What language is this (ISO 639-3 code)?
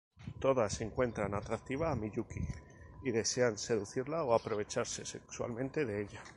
spa